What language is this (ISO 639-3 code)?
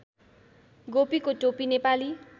nep